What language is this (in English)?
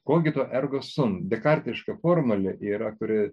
Lithuanian